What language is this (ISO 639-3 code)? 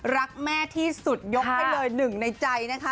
tha